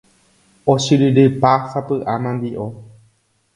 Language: Guarani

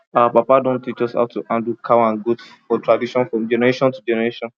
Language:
Nigerian Pidgin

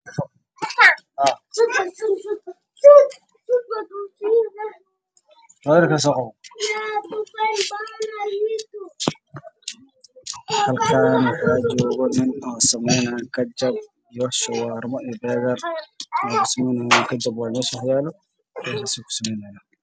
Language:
Somali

